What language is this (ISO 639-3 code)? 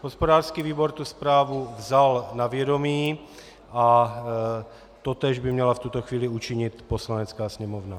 ces